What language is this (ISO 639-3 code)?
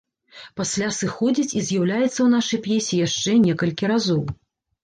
bel